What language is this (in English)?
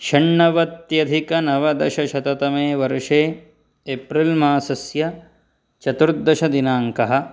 Sanskrit